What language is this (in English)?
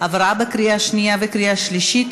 Hebrew